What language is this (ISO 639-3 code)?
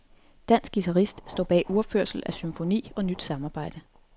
dan